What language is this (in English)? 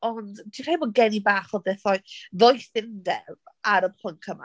Welsh